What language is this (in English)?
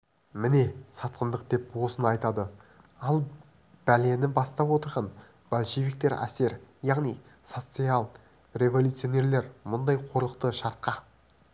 Kazakh